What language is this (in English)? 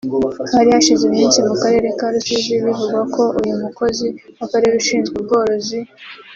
Kinyarwanda